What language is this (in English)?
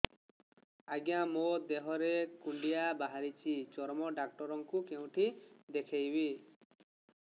Odia